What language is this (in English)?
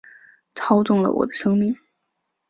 Chinese